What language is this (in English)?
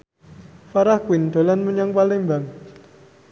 Javanese